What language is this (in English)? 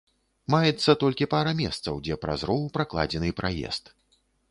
Belarusian